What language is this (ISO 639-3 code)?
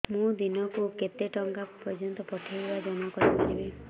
ori